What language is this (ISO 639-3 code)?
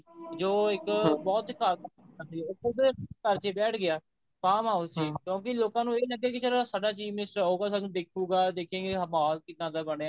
pan